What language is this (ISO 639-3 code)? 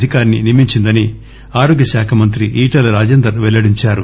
tel